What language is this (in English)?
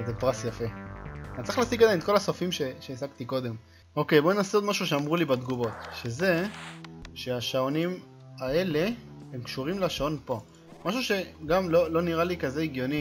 Hebrew